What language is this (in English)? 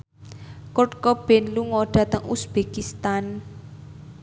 Javanese